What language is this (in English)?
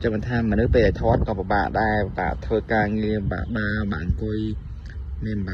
Thai